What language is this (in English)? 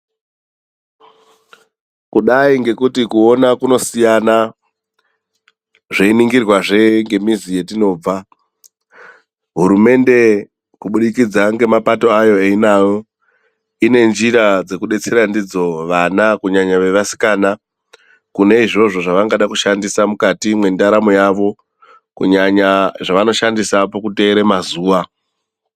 Ndau